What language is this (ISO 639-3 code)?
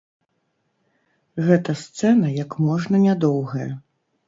bel